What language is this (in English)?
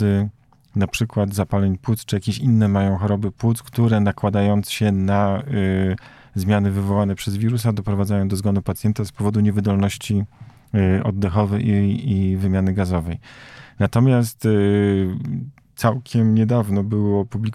Polish